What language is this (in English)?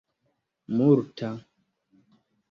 Esperanto